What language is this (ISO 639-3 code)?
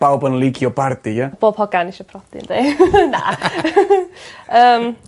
cym